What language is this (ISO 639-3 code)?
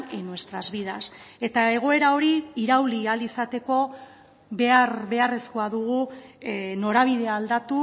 eus